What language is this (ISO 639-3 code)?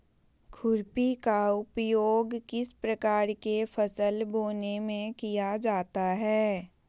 mag